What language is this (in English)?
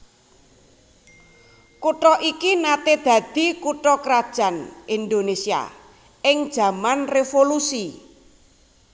Javanese